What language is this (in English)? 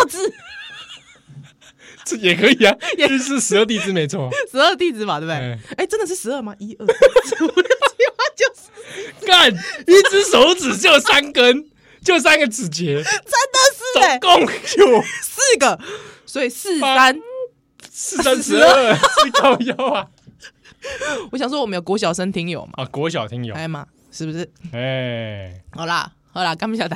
Chinese